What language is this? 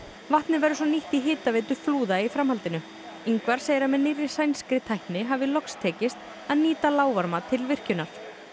Icelandic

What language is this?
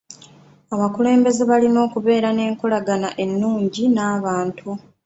Ganda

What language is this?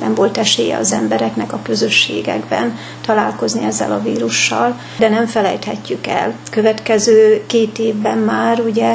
Hungarian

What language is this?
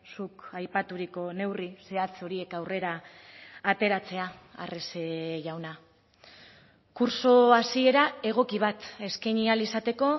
Basque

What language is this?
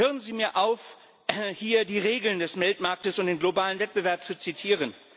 German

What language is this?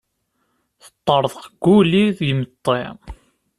Kabyle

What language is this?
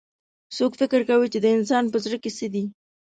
Pashto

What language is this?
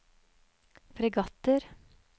Norwegian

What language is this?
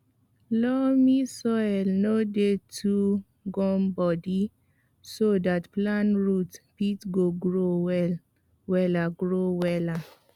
Nigerian Pidgin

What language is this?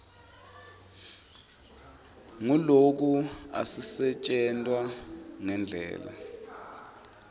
Swati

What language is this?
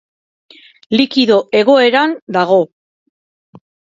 Basque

